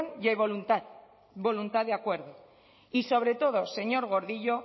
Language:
Spanish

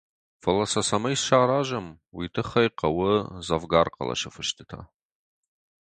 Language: Ossetic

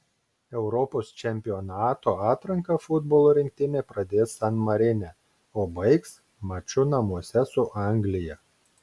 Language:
Lithuanian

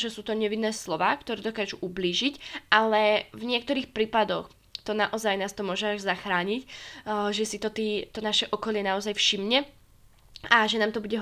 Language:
Slovak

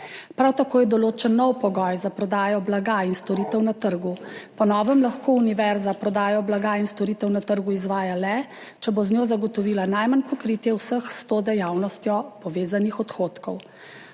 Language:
Slovenian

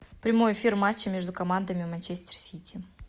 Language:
Russian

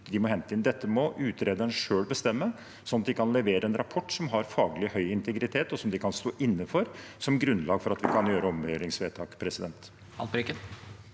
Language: Norwegian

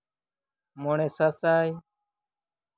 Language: Santali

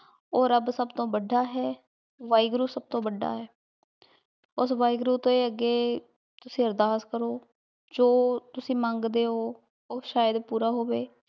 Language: Punjabi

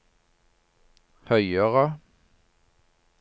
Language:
Norwegian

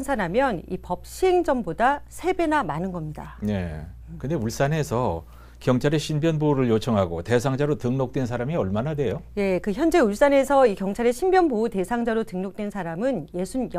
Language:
Korean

